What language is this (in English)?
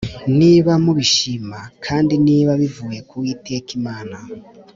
Kinyarwanda